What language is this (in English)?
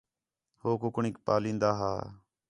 Khetrani